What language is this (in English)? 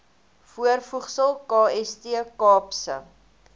Afrikaans